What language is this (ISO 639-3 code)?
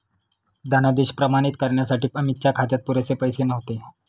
mar